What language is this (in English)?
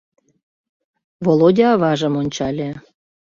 Mari